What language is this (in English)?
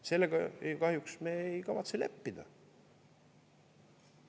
Estonian